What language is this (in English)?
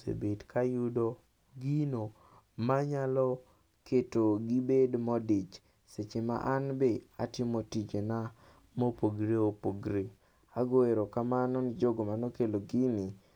Luo (Kenya and Tanzania)